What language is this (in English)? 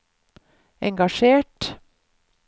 Norwegian